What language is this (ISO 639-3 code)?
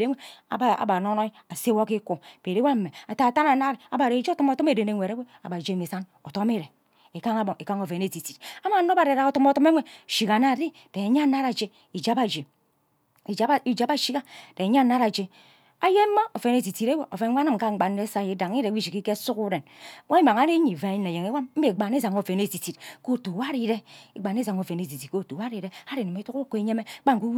byc